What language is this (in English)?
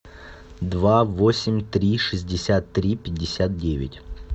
Russian